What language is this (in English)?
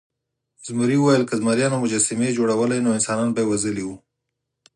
Pashto